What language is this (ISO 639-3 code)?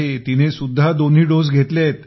mar